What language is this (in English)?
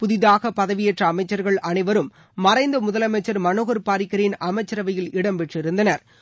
Tamil